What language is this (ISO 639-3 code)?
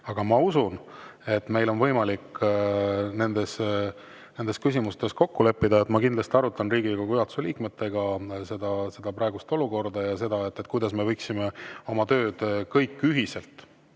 est